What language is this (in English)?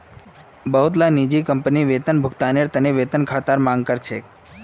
Magahi